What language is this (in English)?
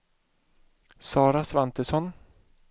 Swedish